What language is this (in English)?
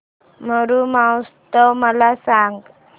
Marathi